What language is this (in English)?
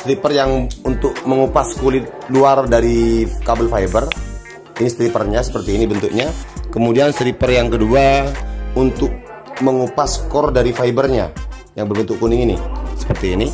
Indonesian